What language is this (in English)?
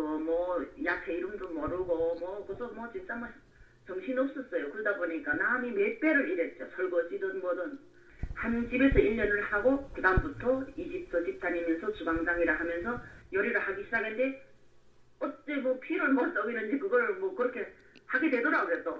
Korean